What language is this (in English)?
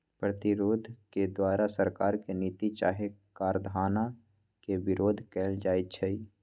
Magahi